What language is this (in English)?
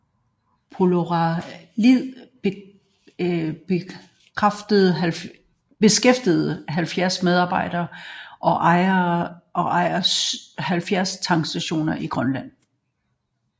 Danish